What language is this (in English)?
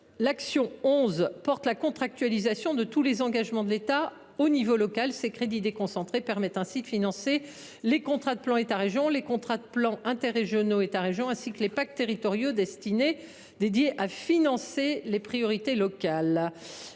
French